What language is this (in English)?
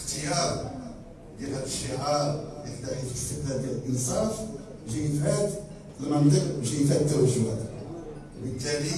Arabic